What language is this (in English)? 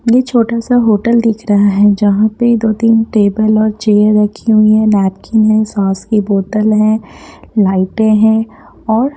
Hindi